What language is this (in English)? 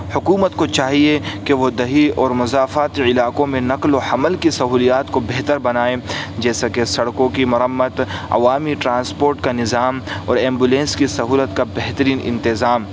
Urdu